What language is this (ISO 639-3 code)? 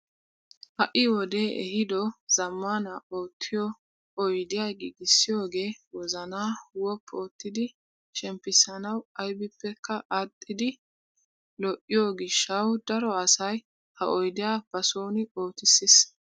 wal